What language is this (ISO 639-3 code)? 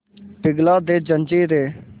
hin